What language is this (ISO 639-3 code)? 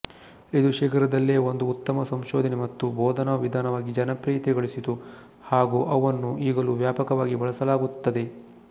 kan